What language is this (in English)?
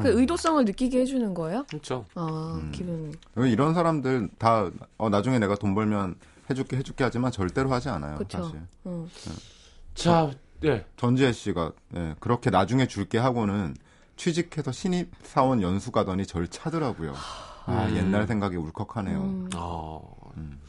Korean